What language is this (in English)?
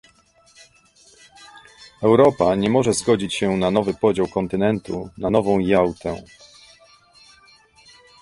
Polish